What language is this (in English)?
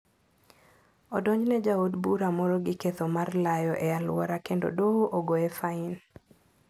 Luo (Kenya and Tanzania)